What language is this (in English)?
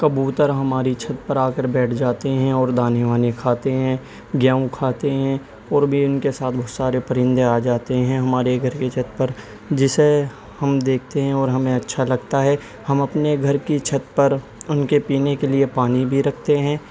Urdu